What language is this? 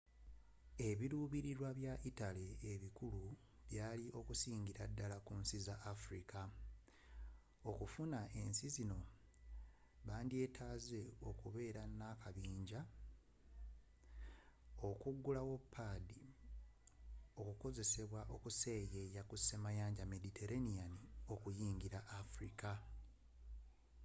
Ganda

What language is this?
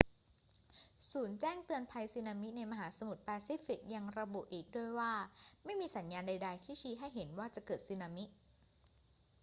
Thai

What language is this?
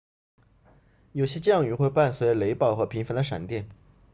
Chinese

